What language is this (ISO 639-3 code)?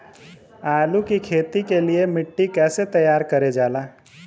bho